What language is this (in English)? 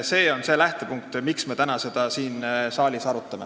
Estonian